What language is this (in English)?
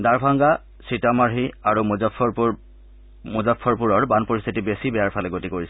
Assamese